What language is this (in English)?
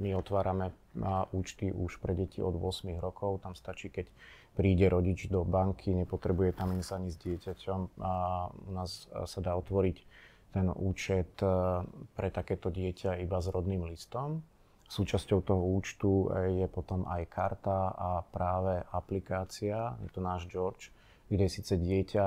Slovak